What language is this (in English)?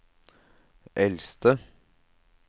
Norwegian